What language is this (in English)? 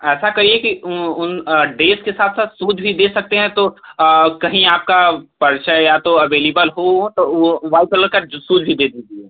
Hindi